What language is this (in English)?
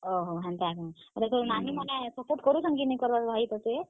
Odia